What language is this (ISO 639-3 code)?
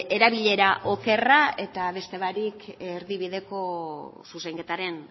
eus